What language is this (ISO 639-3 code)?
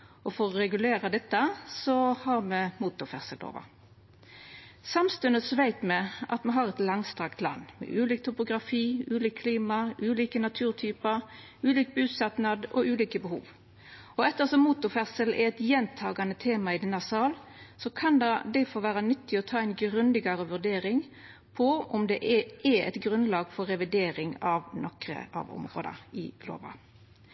nno